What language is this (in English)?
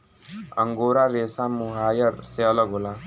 Bhojpuri